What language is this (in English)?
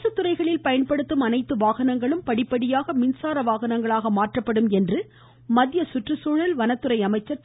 Tamil